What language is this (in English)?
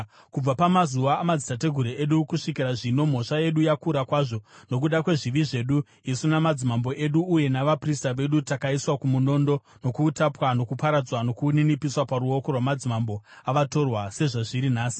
Shona